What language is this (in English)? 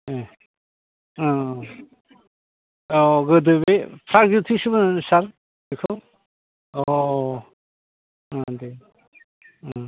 Bodo